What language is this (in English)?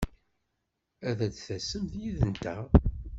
Kabyle